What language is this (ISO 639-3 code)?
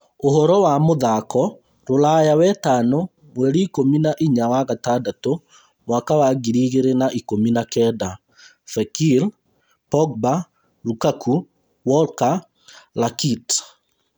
kik